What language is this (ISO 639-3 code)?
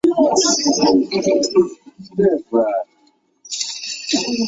zho